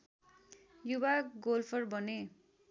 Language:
Nepali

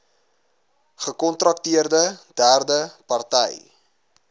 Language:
Afrikaans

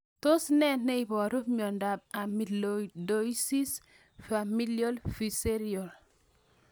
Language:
Kalenjin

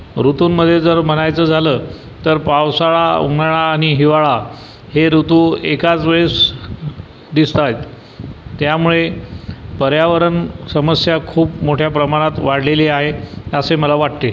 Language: Marathi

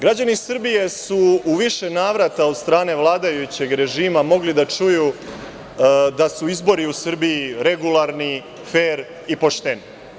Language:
Serbian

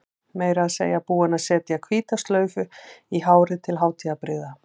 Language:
Icelandic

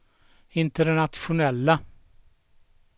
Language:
Swedish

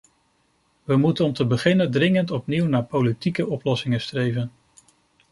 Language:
Dutch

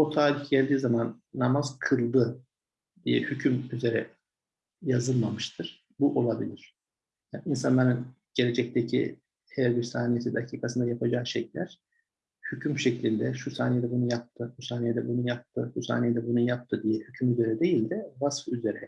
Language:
Turkish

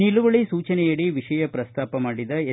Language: Kannada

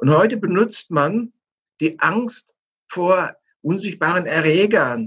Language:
German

